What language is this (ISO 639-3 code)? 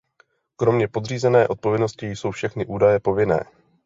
ces